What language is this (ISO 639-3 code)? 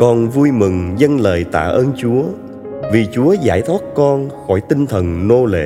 vie